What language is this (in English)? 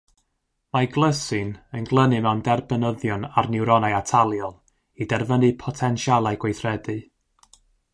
Welsh